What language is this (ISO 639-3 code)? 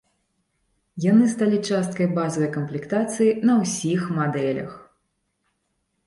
bel